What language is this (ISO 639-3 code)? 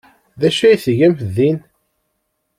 kab